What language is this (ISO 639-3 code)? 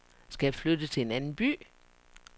dan